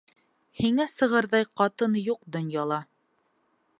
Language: Bashkir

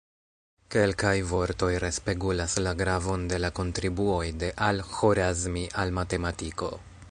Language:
Esperanto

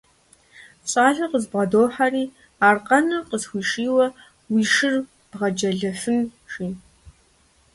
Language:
Kabardian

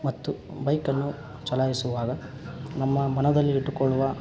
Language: Kannada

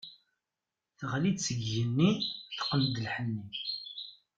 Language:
Kabyle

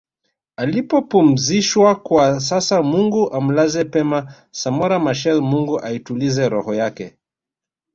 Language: Swahili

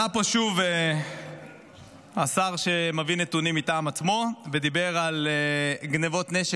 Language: Hebrew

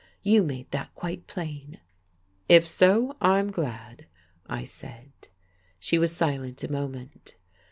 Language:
English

